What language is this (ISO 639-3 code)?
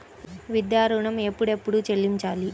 tel